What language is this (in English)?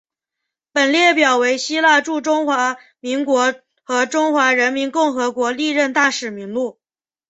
Chinese